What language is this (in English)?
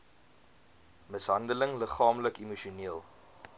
Afrikaans